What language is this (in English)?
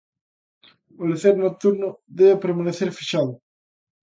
Galician